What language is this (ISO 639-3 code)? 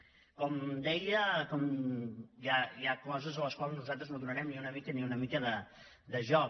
cat